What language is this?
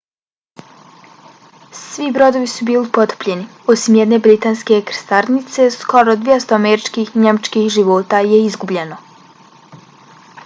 Bosnian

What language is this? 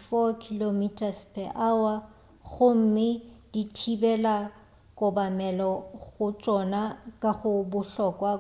Northern Sotho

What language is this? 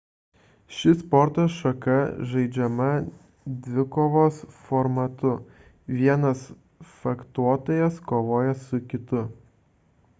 Lithuanian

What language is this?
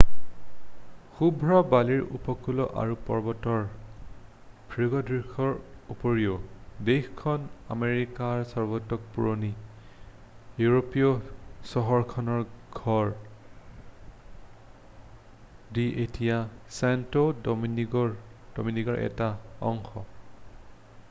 Assamese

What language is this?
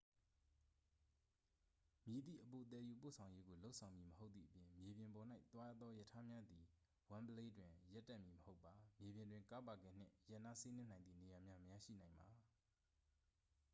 Burmese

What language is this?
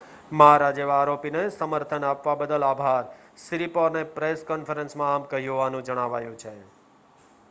Gujarati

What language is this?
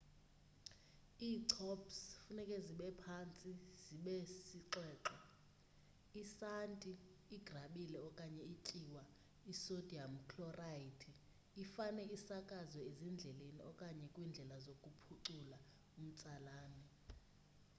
Xhosa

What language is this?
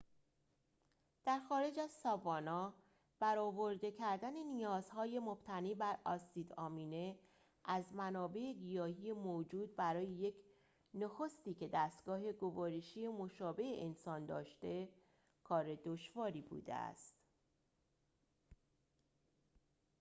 Persian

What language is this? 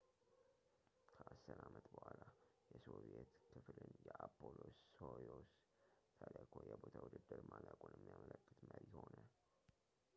Amharic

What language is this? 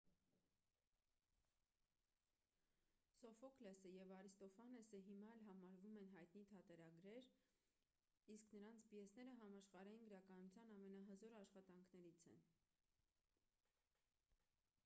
Armenian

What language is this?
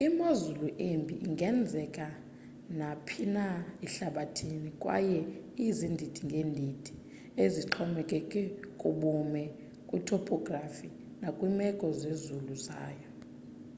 Xhosa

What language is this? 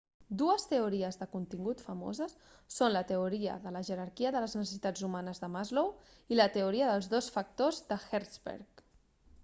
Catalan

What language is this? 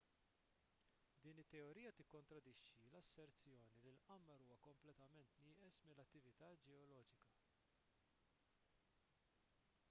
Maltese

